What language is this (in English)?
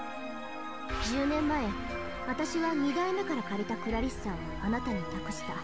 Japanese